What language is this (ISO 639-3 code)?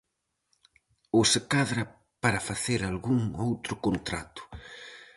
glg